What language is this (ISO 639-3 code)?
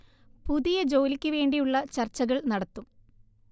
mal